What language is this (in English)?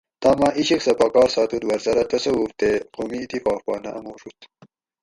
Gawri